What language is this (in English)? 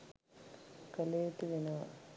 Sinhala